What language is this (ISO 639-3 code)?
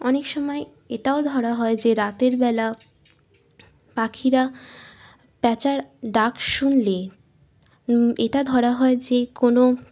ben